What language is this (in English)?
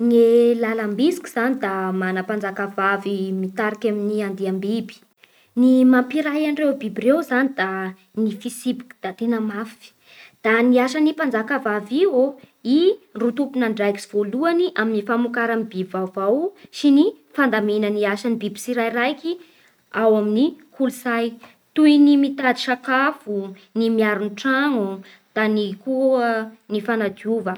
Bara Malagasy